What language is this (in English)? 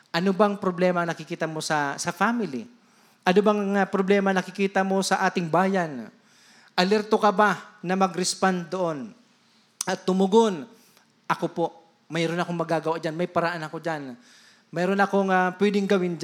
Filipino